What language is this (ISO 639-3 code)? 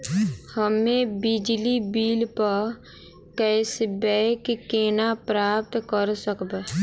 mai